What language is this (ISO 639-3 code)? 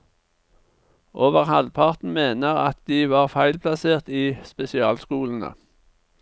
nor